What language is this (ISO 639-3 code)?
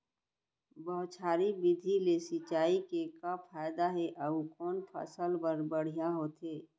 hne